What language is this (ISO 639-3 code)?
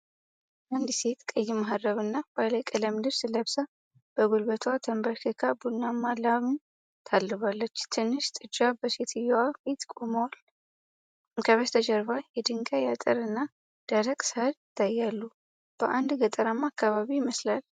amh